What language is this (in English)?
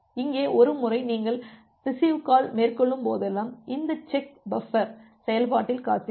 Tamil